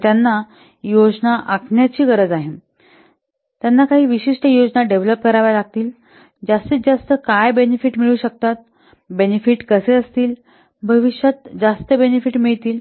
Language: Marathi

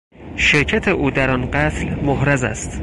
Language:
Persian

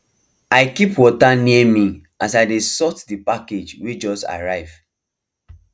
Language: Nigerian Pidgin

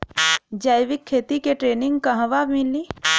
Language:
Bhojpuri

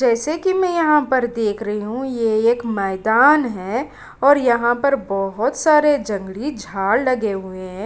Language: Hindi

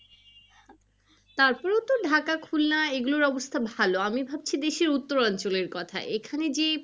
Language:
Bangla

